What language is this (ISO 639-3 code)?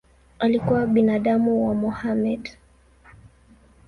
swa